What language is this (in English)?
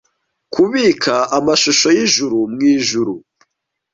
Kinyarwanda